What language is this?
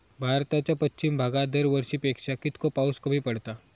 Marathi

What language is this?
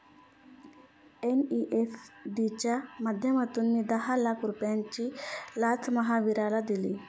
Marathi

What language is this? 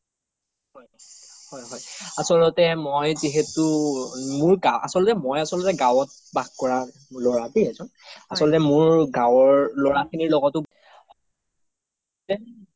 Assamese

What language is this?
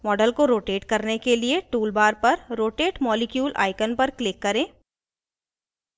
Hindi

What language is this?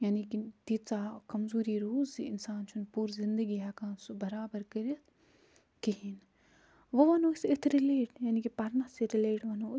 Kashmiri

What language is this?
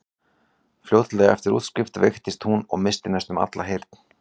Icelandic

